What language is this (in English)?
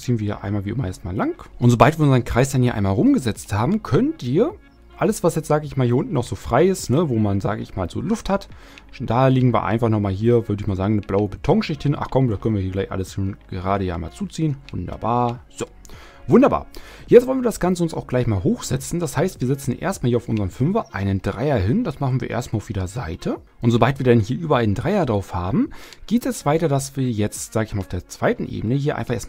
German